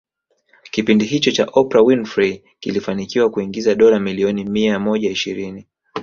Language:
Swahili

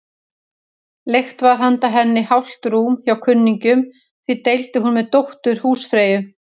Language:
Icelandic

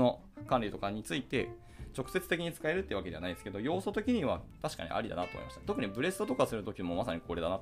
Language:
Japanese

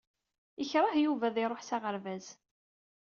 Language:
Kabyle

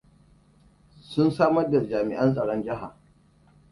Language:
Hausa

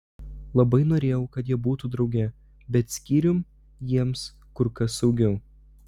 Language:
Lithuanian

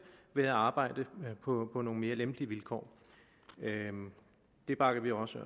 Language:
Danish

